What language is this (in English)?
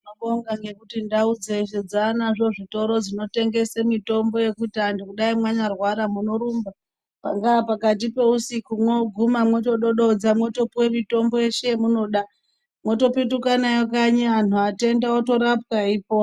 Ndau